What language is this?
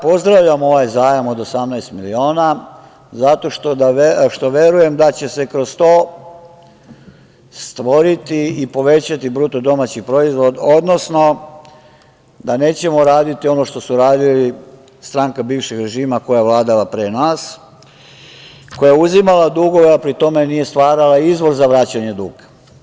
Serbian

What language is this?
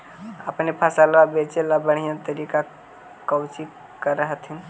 Magahi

